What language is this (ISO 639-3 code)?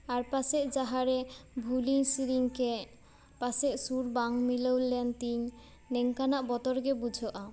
sat